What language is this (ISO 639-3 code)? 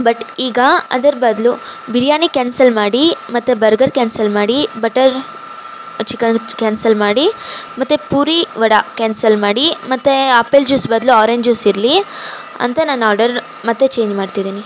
kan